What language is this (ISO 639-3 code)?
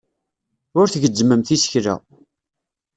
kab